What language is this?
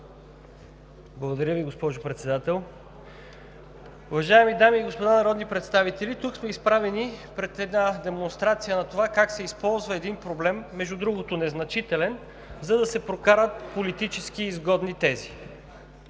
Bulgarian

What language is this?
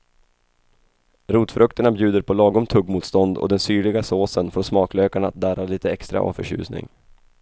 Swedish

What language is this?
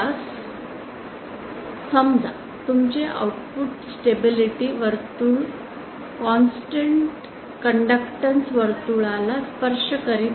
Marathi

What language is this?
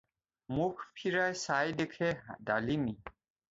Assamese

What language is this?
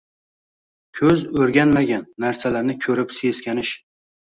Uzbek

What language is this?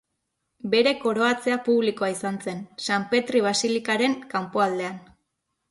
Basque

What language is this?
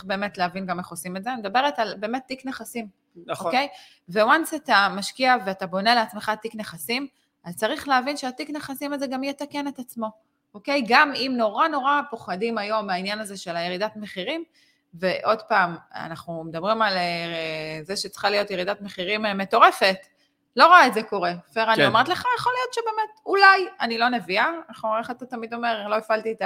Hebrew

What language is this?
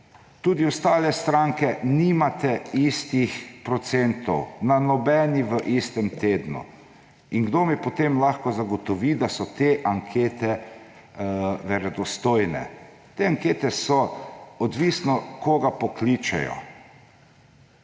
Slovenian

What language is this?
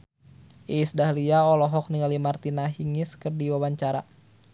Sundanese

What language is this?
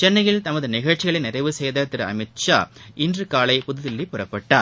Tamil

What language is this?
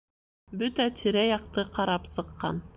Bashkir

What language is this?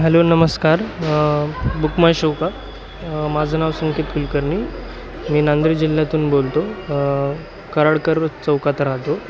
Marathi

